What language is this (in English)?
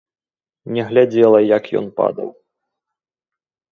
Belarusian